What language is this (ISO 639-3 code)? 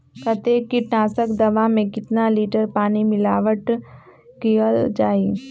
mag